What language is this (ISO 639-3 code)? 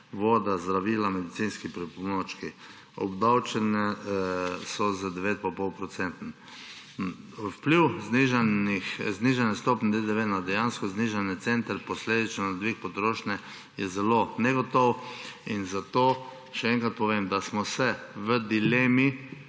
slv